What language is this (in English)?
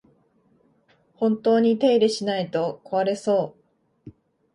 Japanese